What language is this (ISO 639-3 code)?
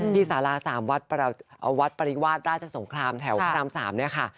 tha